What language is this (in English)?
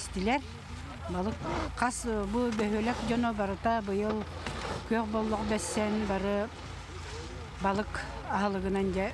Turkish